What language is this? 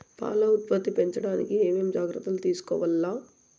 Telugu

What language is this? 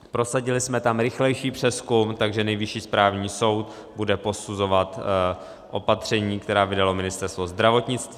Czech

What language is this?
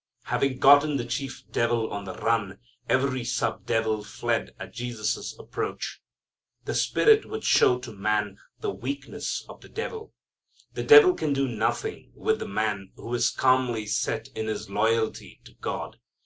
English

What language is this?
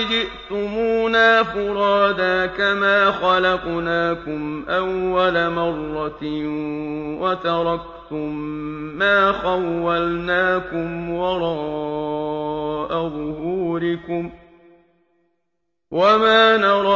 Arabic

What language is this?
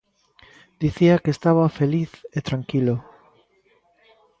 Galician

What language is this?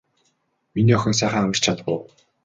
Mongolian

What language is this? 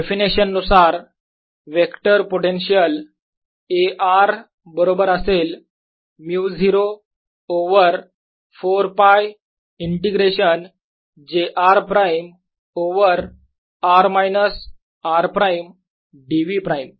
Marathi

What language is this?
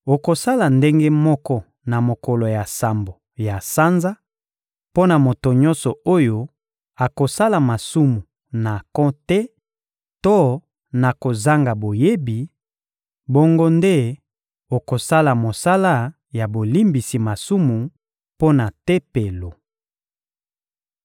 Lingala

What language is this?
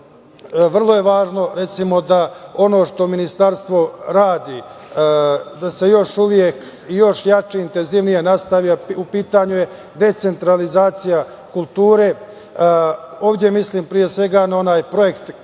Serbian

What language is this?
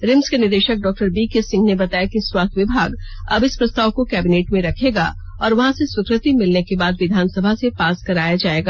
Hindi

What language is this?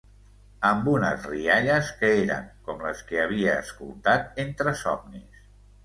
Catalan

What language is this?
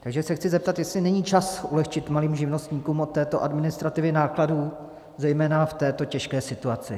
Czech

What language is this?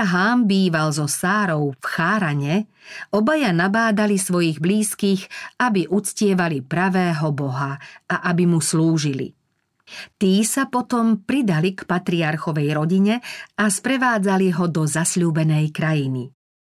Slovak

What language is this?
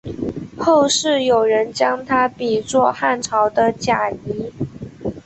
Chinese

